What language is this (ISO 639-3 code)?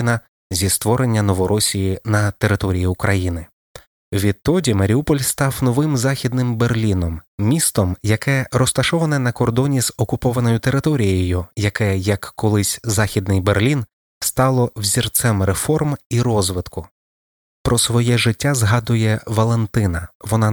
ukr